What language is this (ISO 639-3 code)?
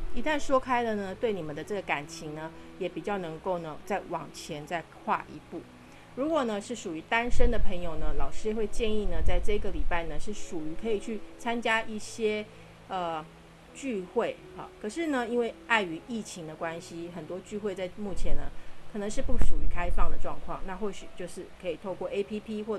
zho